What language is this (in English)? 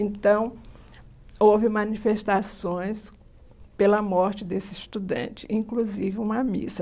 Portuguese